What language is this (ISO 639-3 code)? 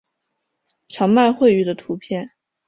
zho